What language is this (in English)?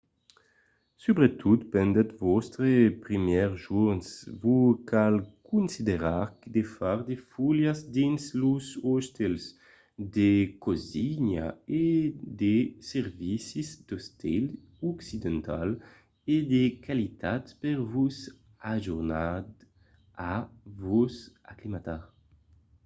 Occitan